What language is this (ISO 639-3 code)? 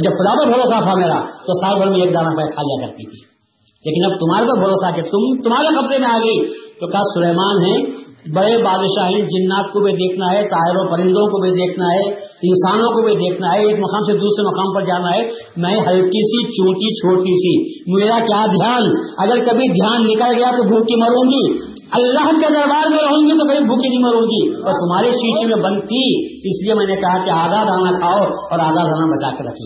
urd